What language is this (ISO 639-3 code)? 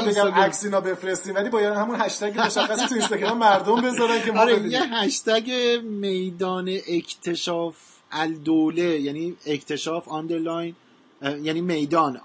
fas